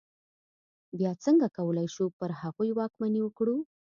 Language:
Pashto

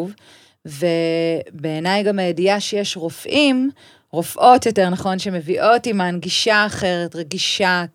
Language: Hebrew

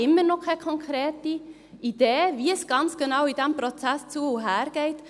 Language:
Swiss German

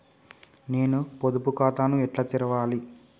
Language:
Telugu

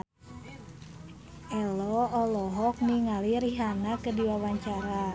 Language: Sundanese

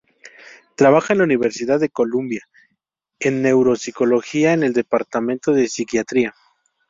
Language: Spanish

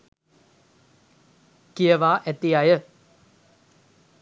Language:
Sinhala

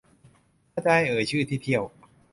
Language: Thai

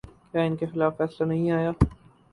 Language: Urdu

